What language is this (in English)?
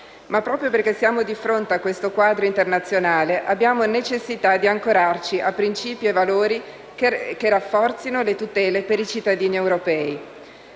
Italian